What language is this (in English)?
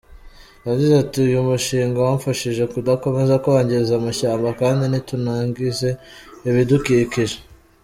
Kinyarwanda